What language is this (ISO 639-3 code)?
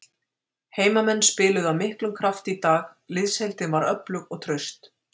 isl